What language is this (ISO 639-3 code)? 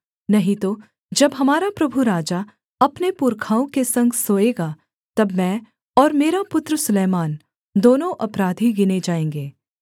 hin